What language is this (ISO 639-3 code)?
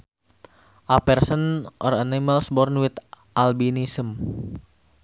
sun